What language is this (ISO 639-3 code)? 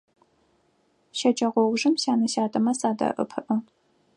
ady